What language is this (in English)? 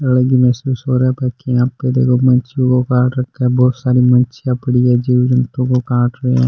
Rajasthani